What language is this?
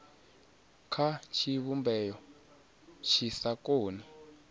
Venda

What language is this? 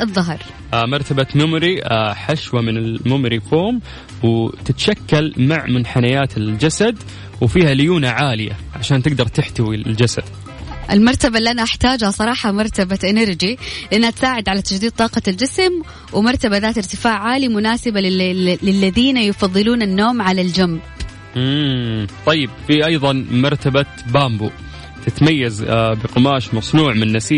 Arabic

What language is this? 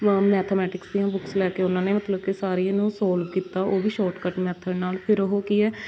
Punjabi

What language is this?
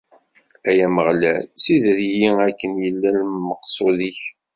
Kabyle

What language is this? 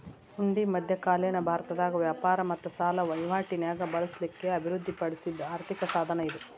Kannada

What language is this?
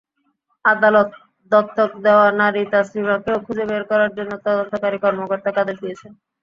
Bangla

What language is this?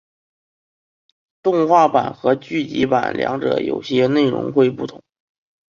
Chinese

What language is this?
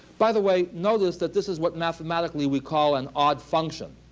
English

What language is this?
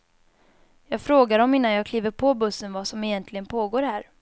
Swedish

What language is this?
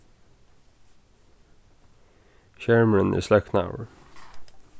Faroese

